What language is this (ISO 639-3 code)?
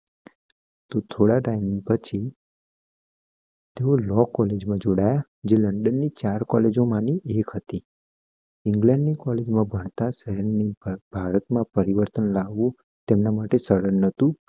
guj